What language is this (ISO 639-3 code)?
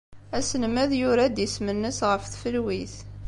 kab